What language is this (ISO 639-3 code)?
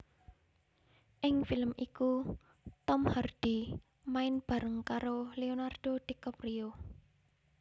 jav